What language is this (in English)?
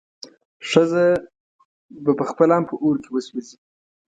Pashto